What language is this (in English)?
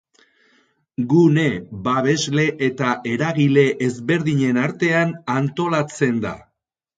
Basque